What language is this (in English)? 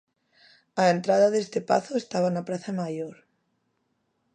Galician